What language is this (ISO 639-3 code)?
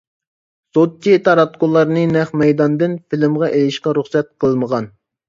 uig